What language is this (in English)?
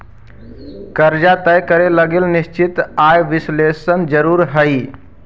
Magahi